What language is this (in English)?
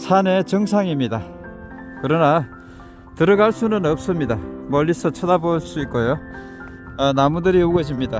Korean